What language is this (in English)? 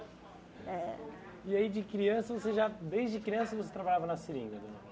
Portuguese